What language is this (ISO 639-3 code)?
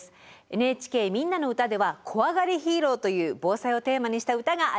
jpn